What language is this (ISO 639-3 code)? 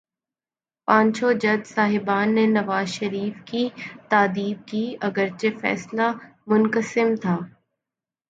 urd